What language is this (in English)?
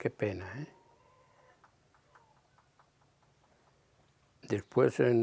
Spanish